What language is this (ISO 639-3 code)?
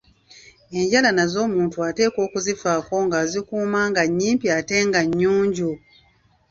lug